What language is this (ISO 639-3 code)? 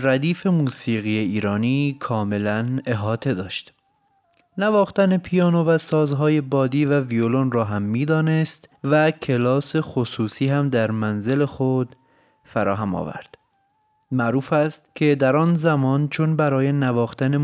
fas